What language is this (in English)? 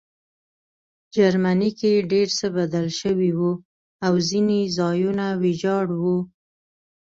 Pashto